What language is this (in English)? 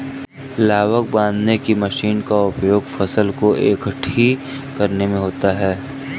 Hindi